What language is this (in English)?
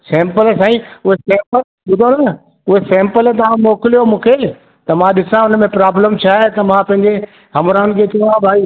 Sindhi